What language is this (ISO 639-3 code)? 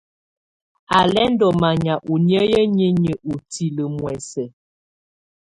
tvu